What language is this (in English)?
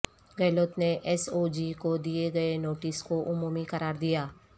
Urdu